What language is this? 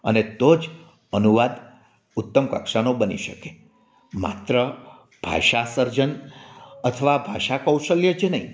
Gujarati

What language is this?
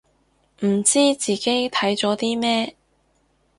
Cantonese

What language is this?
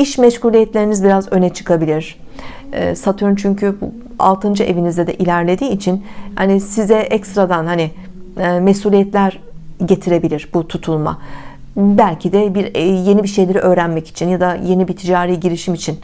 Turkish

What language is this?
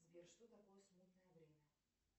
Russian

